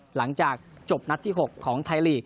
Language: Thai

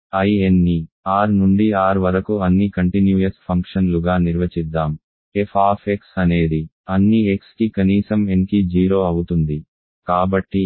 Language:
Telugu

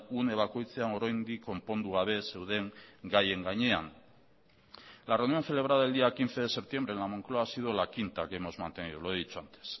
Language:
Spanish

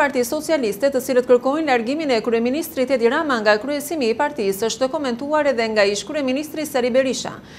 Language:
Romanian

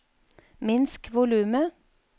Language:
Norwegian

